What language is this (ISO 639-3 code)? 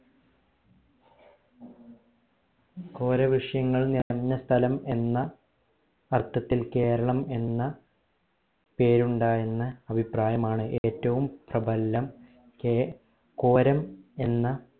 mal